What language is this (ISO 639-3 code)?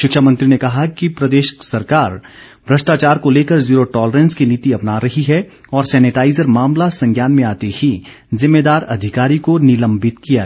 hin